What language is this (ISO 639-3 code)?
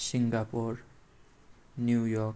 nep